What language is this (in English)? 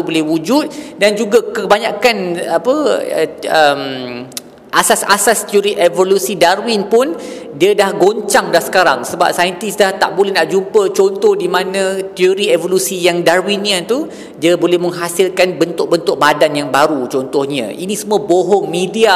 Malay